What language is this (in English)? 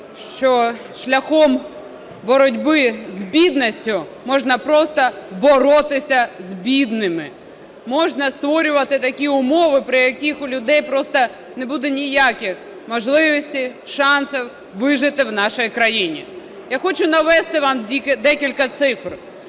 Ukrainian